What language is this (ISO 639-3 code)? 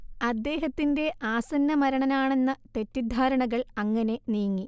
mal